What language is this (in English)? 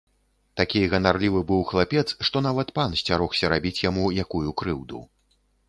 Belarusian